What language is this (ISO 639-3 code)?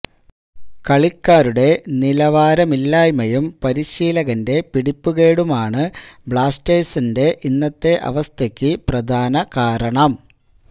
mal